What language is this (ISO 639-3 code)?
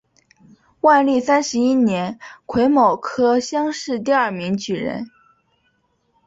zho